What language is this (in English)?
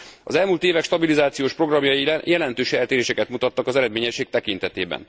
Hungarian